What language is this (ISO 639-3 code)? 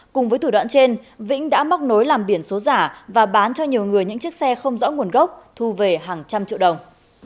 vie